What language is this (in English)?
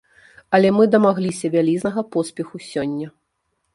Belarusian